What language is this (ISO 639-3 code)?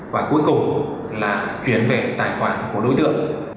vie